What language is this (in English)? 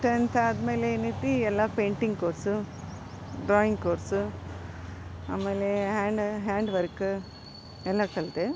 Kannada